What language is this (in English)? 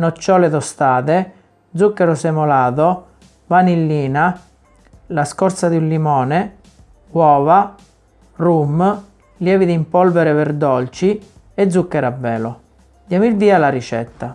Italian